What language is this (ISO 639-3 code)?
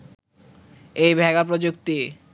ben